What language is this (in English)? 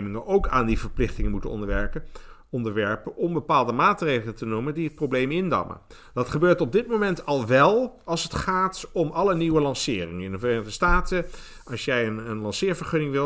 Dutch